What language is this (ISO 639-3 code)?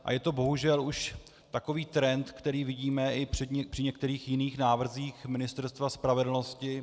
ces